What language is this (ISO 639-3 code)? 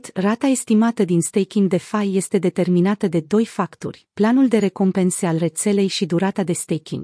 ron